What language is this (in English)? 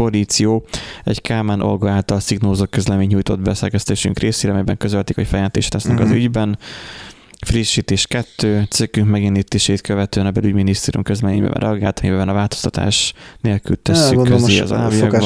Hungarian